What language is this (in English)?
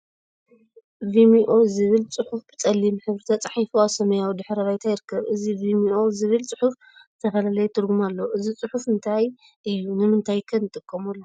Tigrinya